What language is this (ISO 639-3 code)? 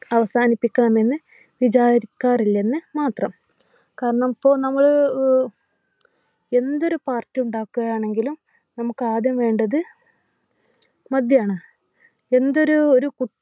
mal